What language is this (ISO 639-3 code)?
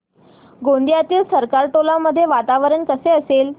mar